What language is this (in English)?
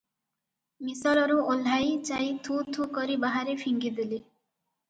Odia